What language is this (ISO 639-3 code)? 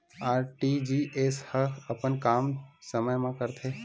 hne